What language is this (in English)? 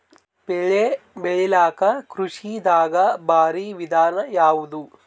Kannada